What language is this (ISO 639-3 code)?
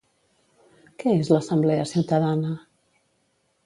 cat